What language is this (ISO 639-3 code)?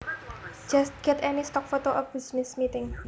jav